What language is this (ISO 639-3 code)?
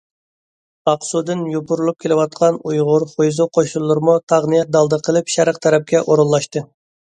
uig